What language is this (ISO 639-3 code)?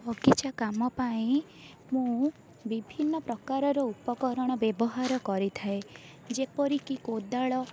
ori